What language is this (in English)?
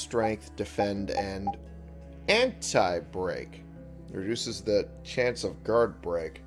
English